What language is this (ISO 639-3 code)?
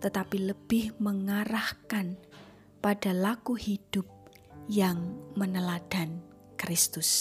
ind